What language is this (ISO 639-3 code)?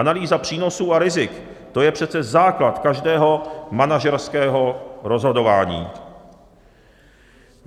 ces